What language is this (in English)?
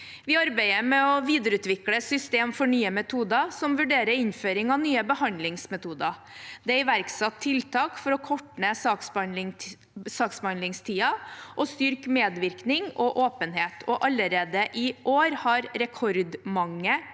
Norwegian